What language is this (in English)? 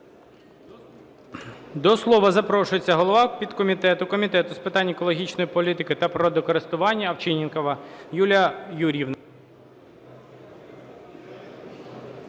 Ukrainian